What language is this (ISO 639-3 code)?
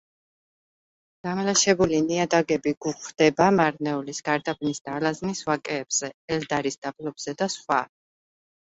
kat